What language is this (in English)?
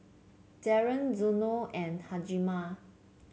English